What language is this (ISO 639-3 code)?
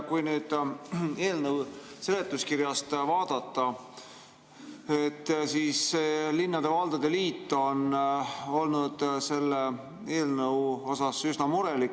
est